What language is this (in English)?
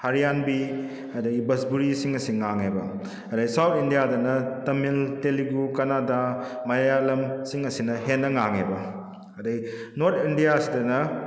Manipuri